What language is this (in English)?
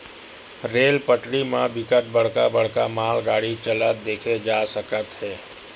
Chhattisgarhi